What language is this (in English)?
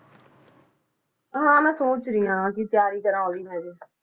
Punjabi